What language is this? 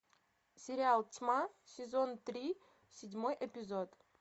Russian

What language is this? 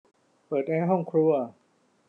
Thai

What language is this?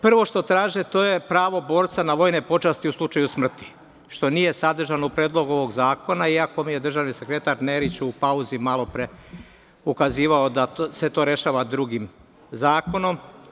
Serbian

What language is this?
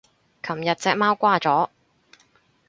Cantonese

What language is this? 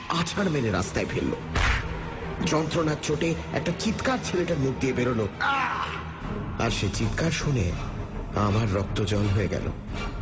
Bangla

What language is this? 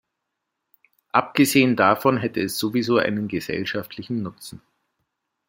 German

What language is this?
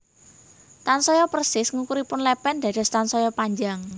Javanese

